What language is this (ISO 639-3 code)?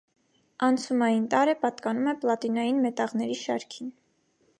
hye